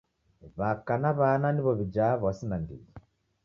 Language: Taita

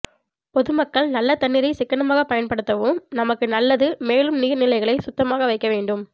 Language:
Tamil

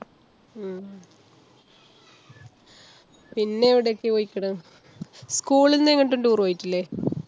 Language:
Malayalam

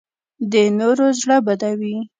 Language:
Pashto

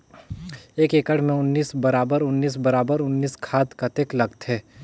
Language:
Chhattisgarhi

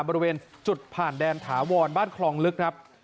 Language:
Thai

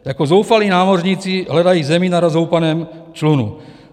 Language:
Czech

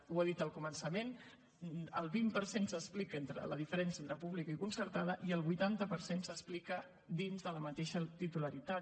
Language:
Catalan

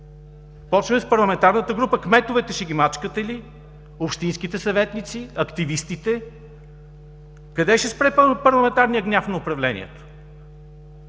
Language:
Bulgarian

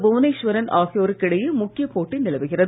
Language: Tamil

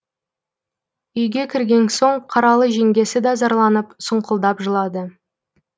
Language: Kazakh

